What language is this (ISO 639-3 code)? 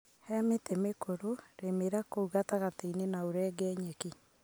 kik